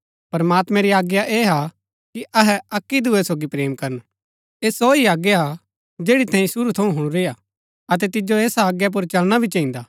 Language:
Gaddi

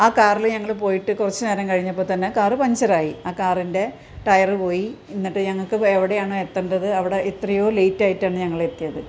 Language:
Malayalam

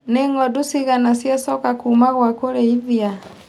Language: Kikuyu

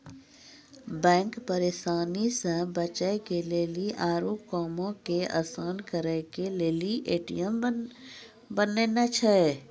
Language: Maithili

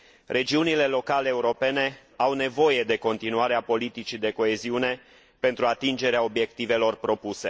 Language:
Romanian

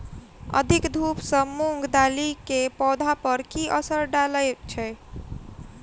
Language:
Maithili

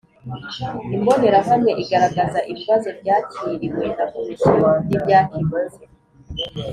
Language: Kinyarwanda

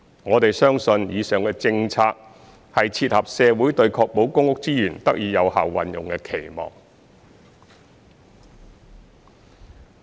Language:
Cantonese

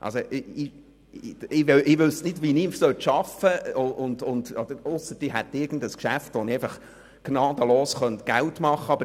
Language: Swiss German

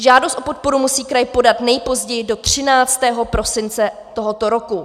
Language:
Czech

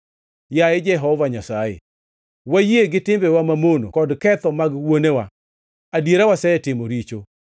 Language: Luo (Kenya and Tanzania)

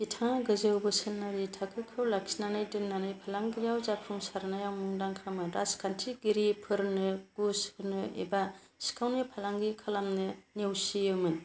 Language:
Bodo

